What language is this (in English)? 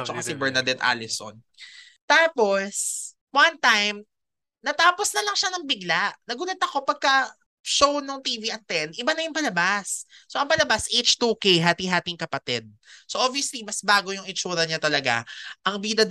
Filipino